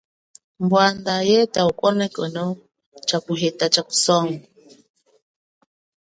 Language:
Chokwe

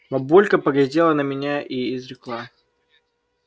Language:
Russian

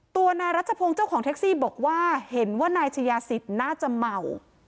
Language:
Thai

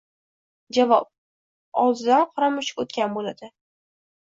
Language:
Uzbek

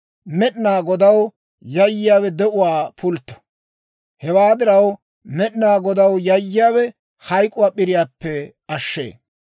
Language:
Dawro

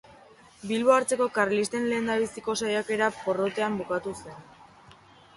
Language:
Basque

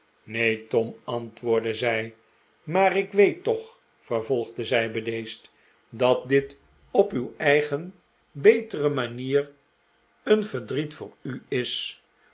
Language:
Dutch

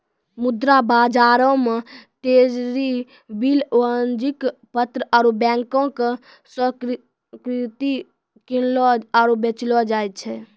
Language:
Maithili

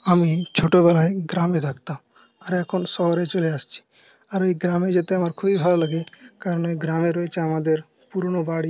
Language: Bangla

